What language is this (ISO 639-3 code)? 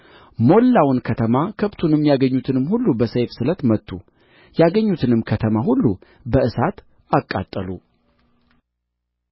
amh